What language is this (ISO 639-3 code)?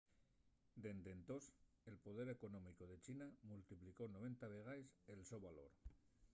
ast